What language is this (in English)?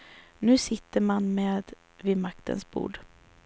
Swedish